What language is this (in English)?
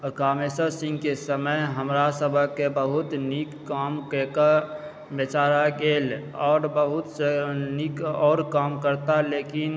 Maithili